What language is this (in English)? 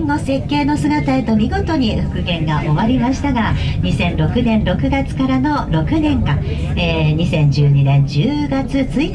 Japanese